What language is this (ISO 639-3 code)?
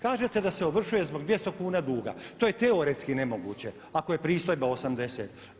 hrv